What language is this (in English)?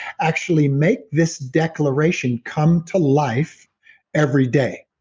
English